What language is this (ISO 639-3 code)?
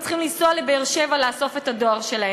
heb